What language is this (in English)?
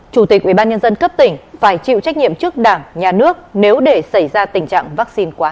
Vietnamese